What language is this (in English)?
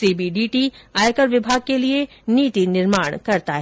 Hindi